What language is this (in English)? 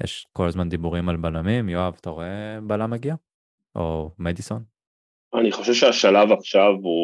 Hebrew